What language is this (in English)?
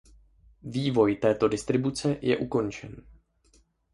Czech